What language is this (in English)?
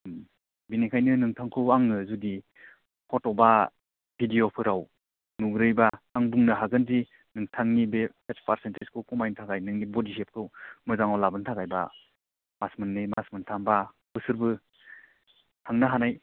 Bodo